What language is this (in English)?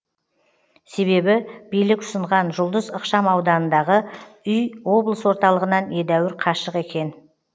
Kazakh